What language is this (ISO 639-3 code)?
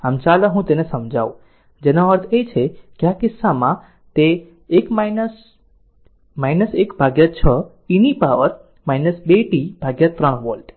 guj